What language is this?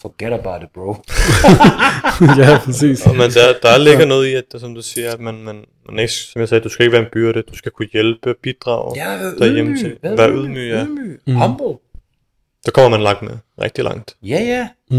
Danish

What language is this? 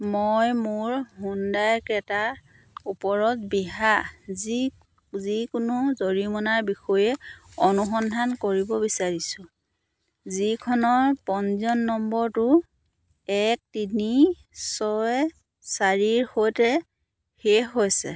Assamese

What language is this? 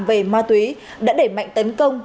Vietnamese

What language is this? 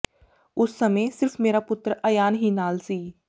Punjabi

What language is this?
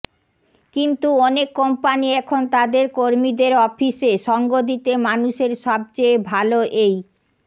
Bangla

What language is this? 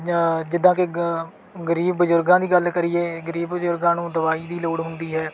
Punjabi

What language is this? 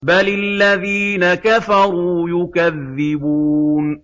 Arabic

